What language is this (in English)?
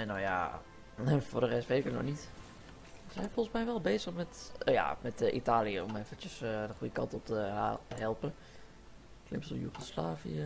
Dutch